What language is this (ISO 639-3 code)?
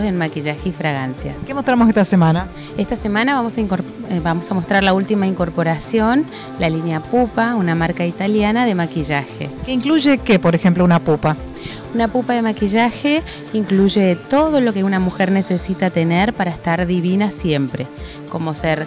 spa